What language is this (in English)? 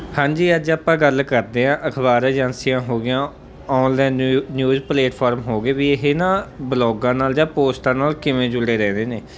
Punjabi